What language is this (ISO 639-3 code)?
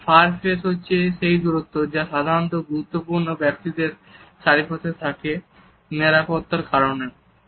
ben